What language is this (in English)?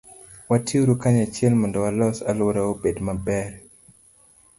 Luo (Kenya and Tanzania)